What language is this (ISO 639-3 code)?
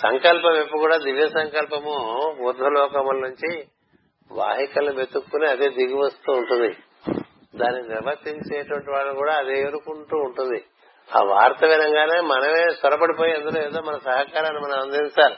tel